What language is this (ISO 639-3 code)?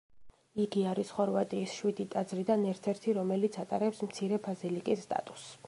kat